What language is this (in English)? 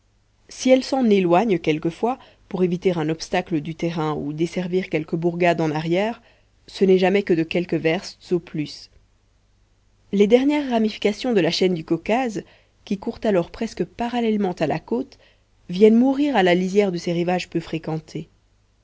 French